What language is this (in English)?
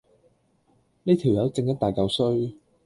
Cantonese